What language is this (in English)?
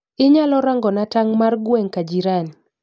Luo (Kenya and Tanzania)